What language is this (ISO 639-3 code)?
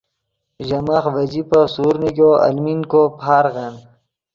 ydg